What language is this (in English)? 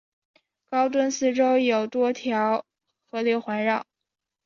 Chinese